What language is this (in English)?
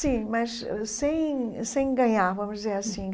Portuguese